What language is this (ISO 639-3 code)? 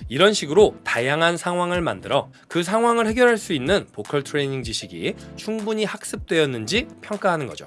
kor